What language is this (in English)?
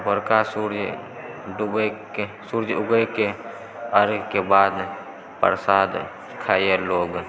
Maithili